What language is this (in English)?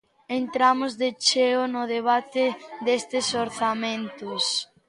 Galician